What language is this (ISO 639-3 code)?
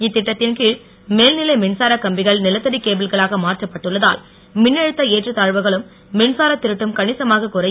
tam